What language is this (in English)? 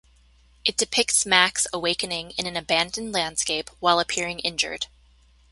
English